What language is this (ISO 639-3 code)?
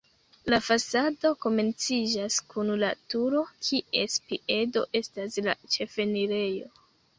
epo